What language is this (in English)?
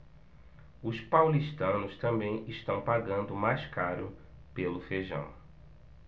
Portuguese